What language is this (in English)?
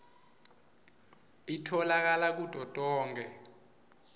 Swati